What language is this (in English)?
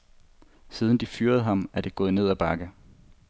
Danish